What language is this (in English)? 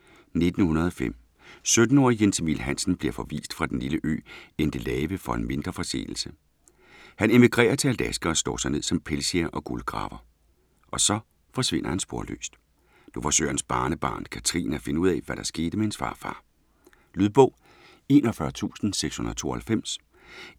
Danish